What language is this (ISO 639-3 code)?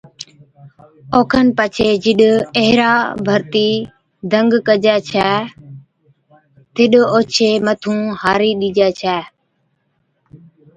odk